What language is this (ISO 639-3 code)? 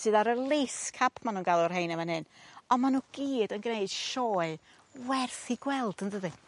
cym